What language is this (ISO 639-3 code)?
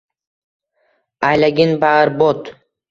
uzb